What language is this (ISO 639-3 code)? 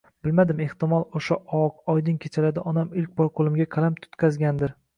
uzb